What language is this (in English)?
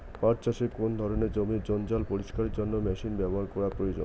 Bangla